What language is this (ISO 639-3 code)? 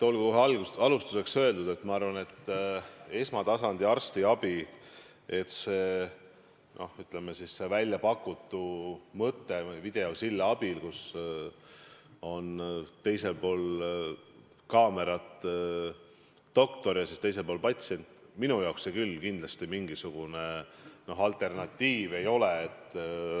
est